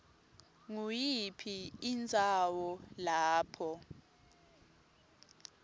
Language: Swati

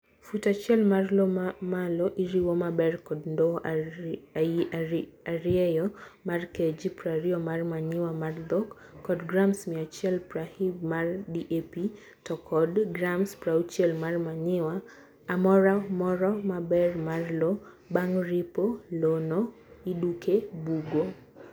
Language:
Luo (Kenya and Tanzania)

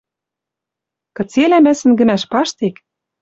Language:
Western Mari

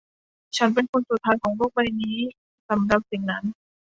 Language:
Thai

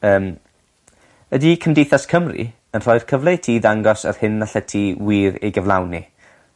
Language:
Welsh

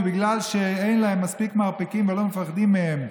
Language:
Hebrew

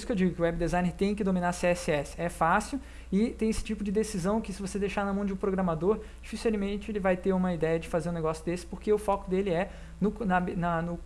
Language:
Portuguese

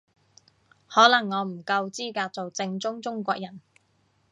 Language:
Cantonese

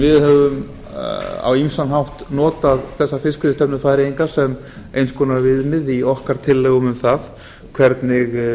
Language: Icelandic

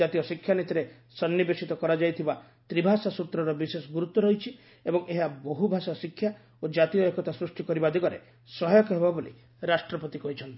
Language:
Odia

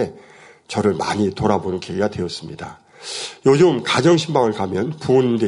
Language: Korean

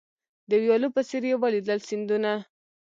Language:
Pashto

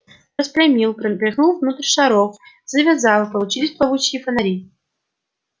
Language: Russian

